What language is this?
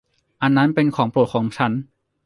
Thai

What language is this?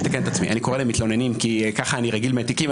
Hebrew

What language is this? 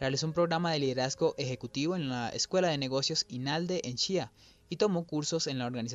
Spanish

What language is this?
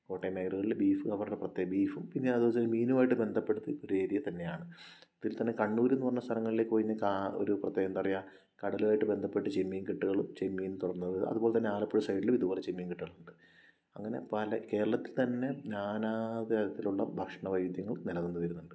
Malayalam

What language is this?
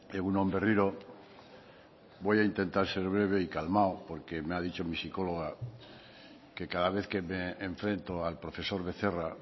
Spanish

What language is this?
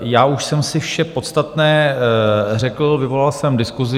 Czech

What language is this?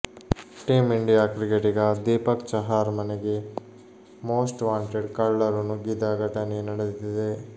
Kannada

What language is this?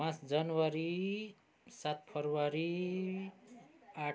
Nepali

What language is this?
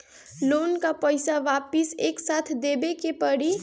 Bhojpuri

